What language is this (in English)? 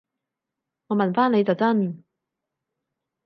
Cantonese